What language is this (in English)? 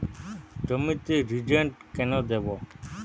Bangla